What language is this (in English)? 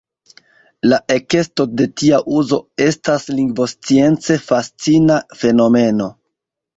Esperanto